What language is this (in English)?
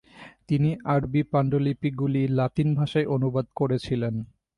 Bangla